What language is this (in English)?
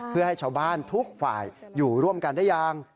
Thai